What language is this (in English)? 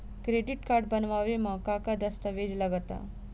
Bhojpuri